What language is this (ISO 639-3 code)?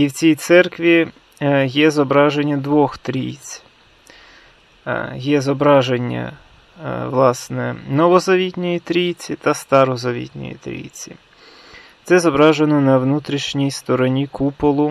ukr